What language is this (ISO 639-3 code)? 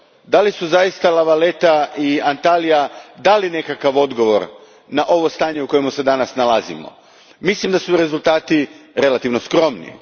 hrv